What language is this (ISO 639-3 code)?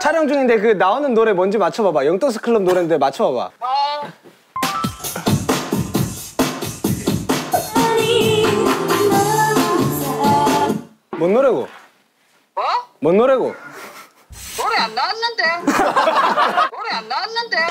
kor